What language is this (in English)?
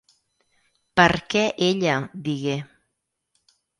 Catalan